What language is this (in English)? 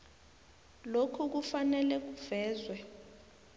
South Ndebele